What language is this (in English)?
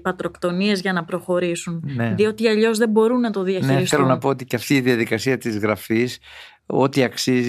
Greek